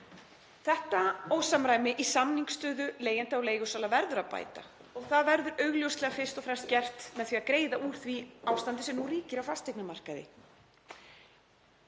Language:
Icelandic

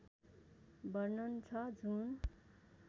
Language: Nepali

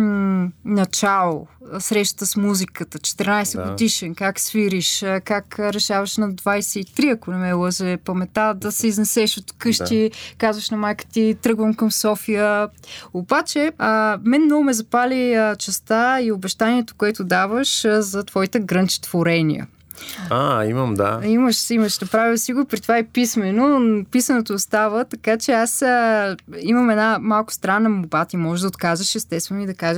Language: Bulgarian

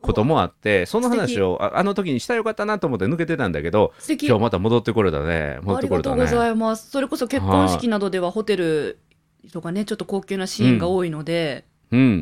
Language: Japanese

